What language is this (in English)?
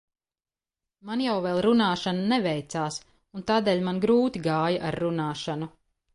Latvian